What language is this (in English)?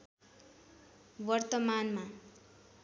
Nepali